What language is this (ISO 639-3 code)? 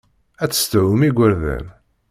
kab